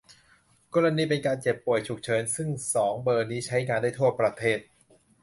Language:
Thai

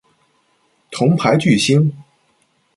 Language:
Chinese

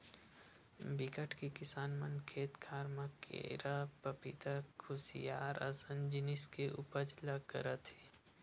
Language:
Chhattisgarhi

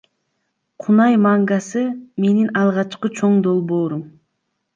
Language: Kyrgyz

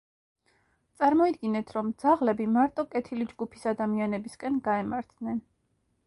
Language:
Georgian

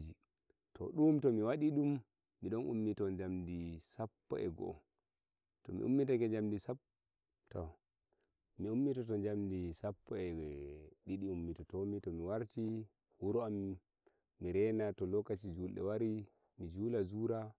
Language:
Nigerian Fulfulde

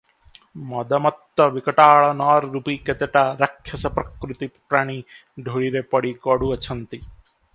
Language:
Odia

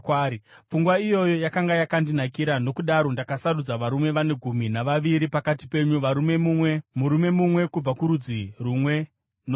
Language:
Shona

